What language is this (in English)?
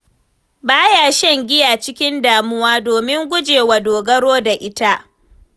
Hausa